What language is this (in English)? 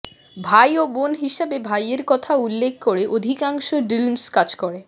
Bangla